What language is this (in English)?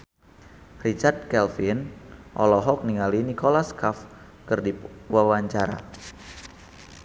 Sundanese